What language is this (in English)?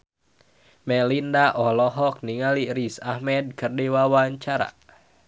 Sundanese